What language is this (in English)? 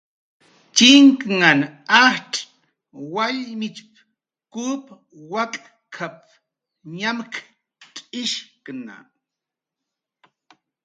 Jaqaru